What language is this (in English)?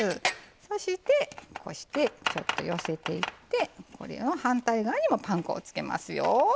Japanese